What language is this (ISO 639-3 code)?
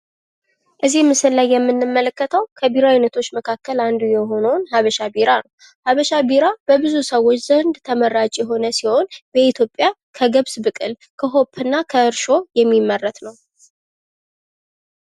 amh